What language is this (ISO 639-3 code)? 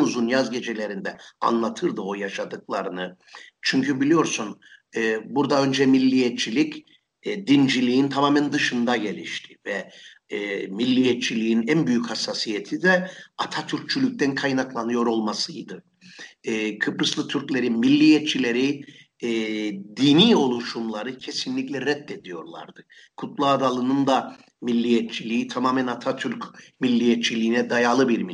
tur